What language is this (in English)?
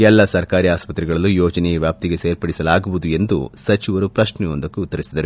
Kannada